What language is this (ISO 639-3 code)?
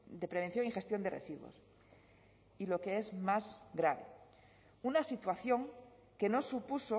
spa